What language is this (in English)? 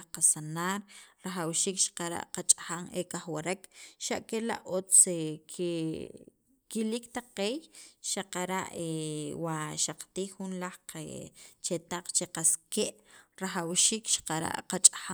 Sacapulteco